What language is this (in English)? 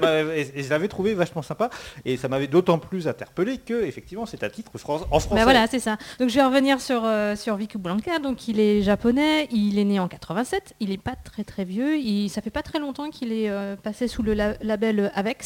French